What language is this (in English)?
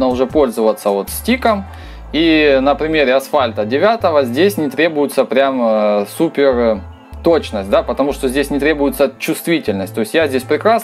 Russian